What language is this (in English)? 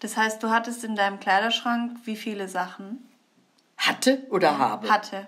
German